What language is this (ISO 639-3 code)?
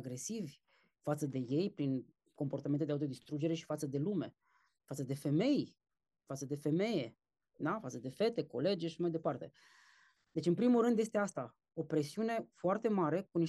ron